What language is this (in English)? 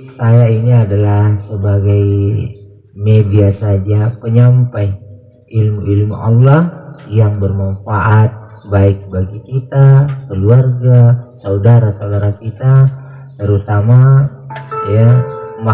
Indonesian